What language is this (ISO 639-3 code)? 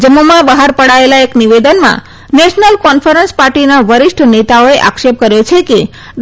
guj